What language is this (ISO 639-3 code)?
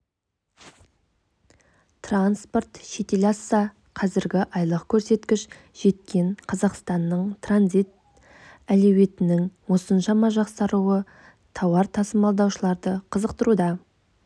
kaz